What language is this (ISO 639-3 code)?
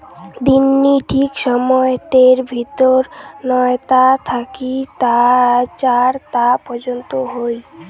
ben